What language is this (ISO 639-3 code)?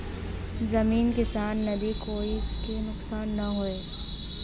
bho